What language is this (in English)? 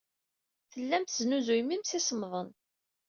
Kabyle